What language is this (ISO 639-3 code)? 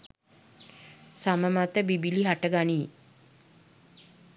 sin